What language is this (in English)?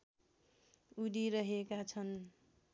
Nepali